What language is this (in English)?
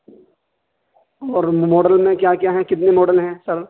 Urdu